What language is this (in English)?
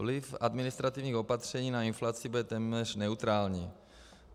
Czech